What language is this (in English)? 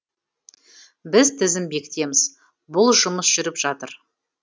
Kazakh